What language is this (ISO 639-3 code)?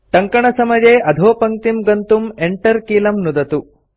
san